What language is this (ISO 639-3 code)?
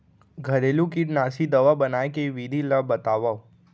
hne